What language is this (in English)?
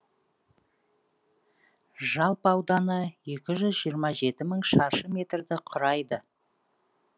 Kazakh